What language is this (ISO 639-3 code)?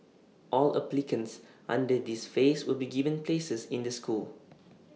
eng